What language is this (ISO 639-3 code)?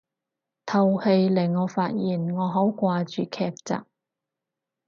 yue